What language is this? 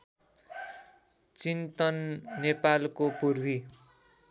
Nepali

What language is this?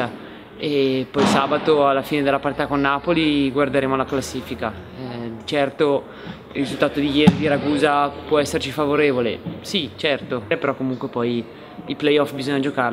Italian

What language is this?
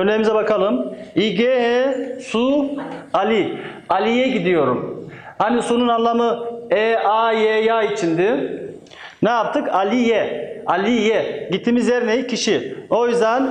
Turkish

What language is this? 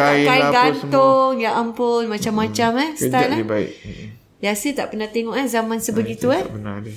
Malay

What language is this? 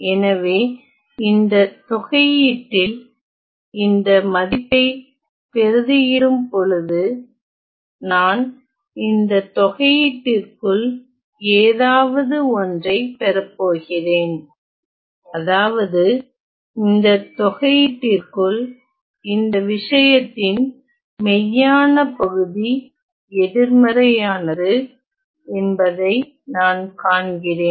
Tamil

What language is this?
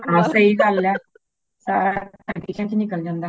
Punjabi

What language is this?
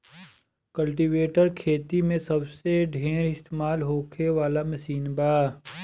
Bhojpuri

